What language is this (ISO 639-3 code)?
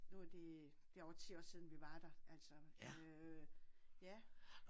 dan